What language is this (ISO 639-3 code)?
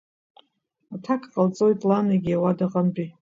abk